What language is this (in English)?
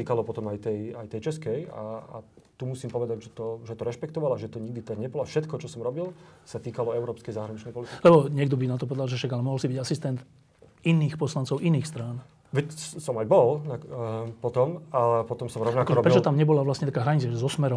Slovak